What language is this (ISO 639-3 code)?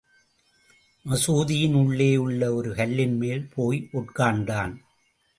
tam